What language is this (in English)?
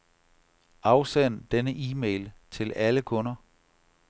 Danish